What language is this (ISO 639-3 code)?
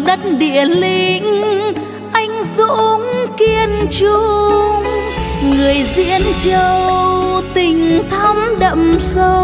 vie